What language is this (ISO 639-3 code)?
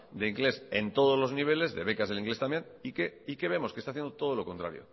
spa